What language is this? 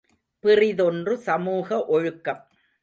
Tamil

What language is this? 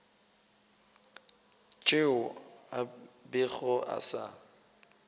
Northern Sotho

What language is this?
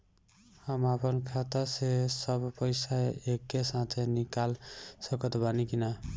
Bhojpuri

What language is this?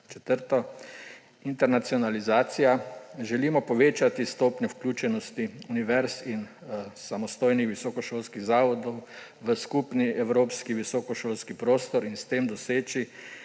Slovenian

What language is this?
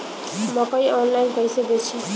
Bhojpuri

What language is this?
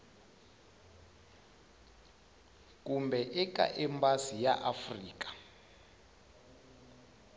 Tsonga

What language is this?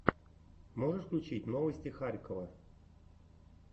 Russian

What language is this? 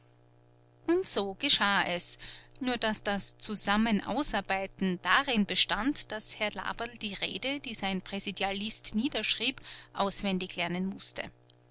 German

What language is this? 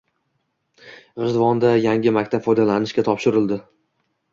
Uzbek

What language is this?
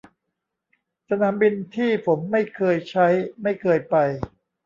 Thai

